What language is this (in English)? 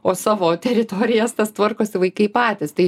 Lithuanian